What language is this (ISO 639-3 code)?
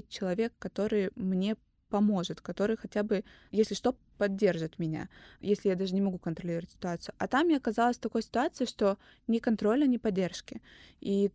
rus